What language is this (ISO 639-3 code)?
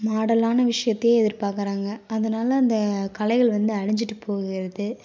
tam